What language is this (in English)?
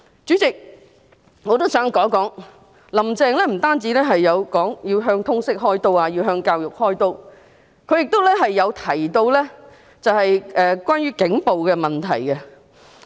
Cantonese